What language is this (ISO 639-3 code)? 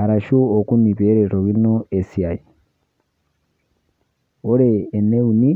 mas